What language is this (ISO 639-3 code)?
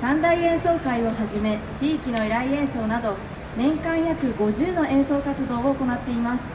jpn